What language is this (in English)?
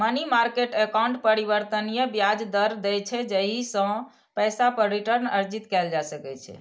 Maithili